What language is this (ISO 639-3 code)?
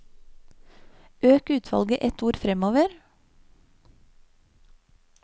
nor